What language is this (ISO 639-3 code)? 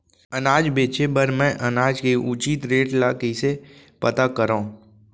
hne